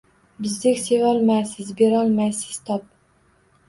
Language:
Uzbek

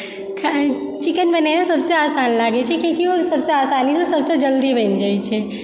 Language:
Maithili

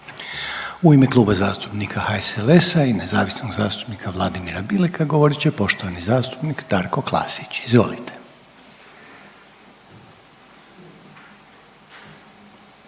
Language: Croatian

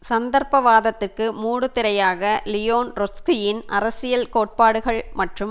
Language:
Tamil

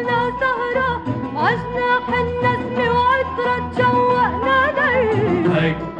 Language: Arabic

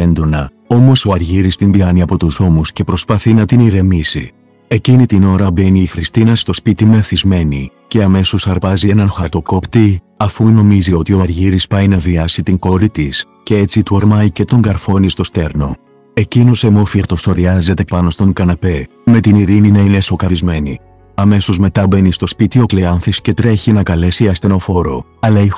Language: Greek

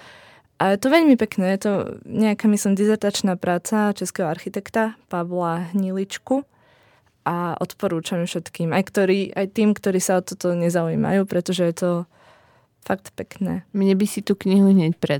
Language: Slovak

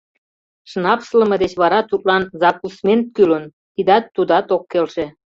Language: Mari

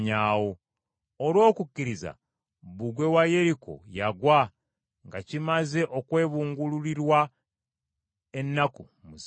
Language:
Ganda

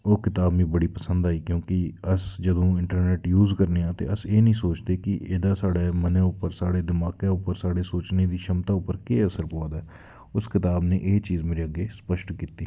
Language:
Dogri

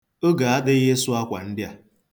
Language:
Igbo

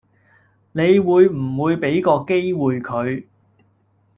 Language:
Cantonese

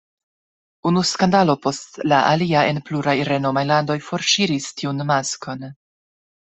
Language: Esperanto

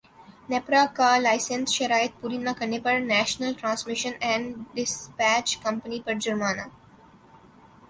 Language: Urdu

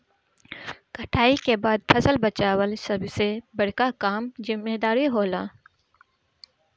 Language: Bhojpuri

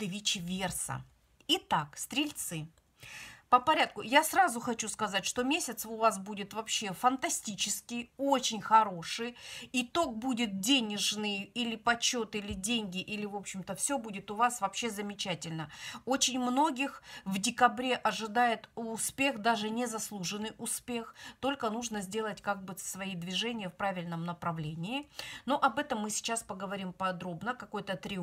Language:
Russian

